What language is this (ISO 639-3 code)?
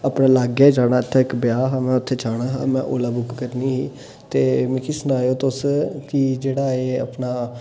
doi